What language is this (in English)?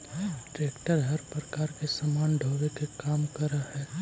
Magahi